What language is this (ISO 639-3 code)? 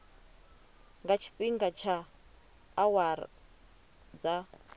ven